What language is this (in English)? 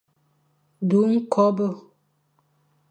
Fang